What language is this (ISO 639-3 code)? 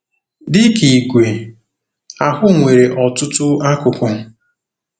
ibo